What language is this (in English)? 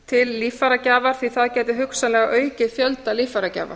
Icelandic